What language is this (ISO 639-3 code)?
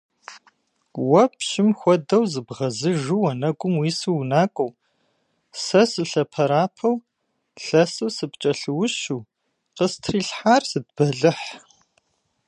kbd